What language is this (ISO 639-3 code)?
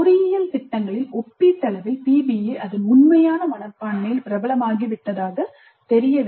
tam